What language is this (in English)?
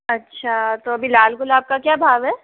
Hindi